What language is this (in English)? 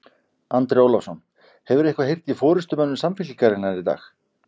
Icelandic